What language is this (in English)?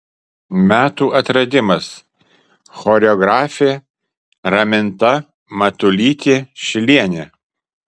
Lithuanian